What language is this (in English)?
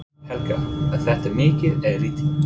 Icelandic